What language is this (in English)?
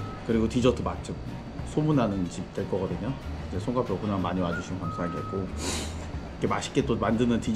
Korean